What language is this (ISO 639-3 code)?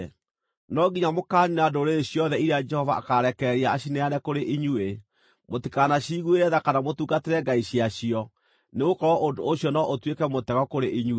kik